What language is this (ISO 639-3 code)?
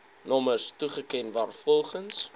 afr